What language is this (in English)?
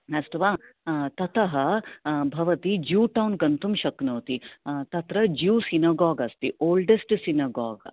Sanskrit